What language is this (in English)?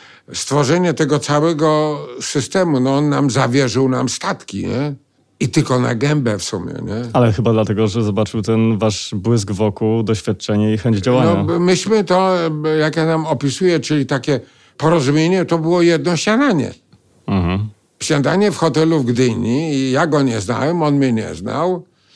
Polish